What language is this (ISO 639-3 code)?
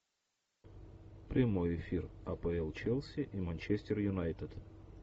rus